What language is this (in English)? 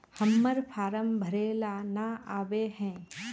Magahi